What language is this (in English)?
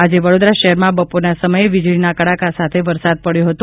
Gujarati